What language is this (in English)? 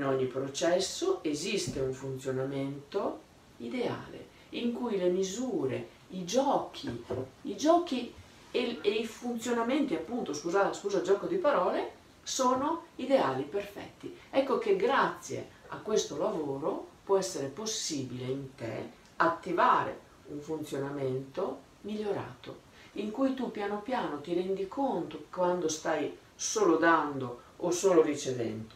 Italian